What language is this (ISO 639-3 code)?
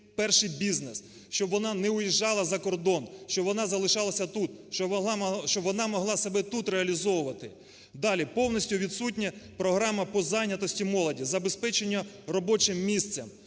ukr